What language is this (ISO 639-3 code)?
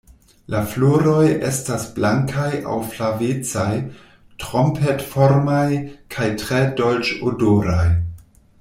epo